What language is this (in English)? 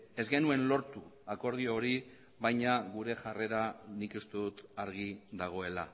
Basque